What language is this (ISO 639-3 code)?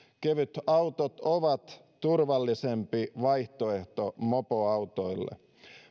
fin